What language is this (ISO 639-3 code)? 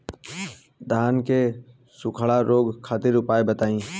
bho